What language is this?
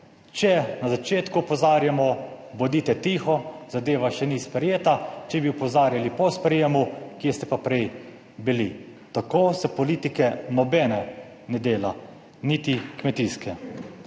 Slovenian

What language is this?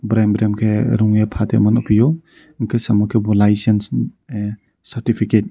Kok Borok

